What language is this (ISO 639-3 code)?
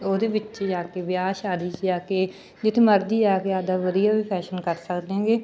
pan